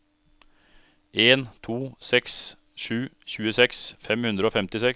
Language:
Norwegian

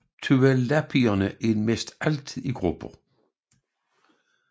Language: Danish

